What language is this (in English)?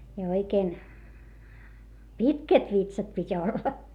Finnish